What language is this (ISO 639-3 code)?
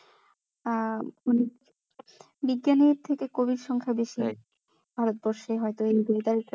ben